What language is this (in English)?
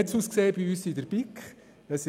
Swiss German